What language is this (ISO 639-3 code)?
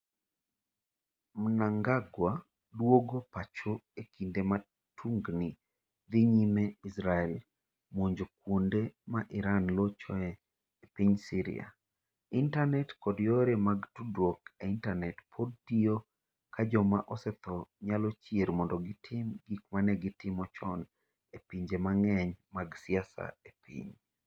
luo